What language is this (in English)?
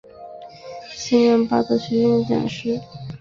Chinese